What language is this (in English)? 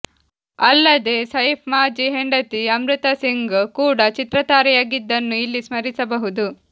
Kannada